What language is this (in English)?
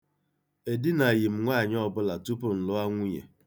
Igbo